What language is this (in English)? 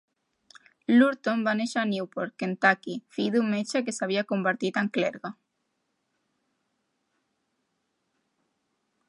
Catalan